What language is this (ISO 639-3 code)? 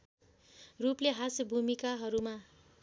nep